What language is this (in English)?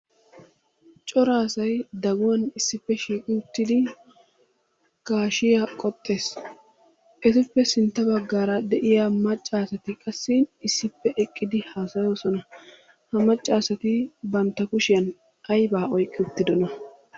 Wolaytta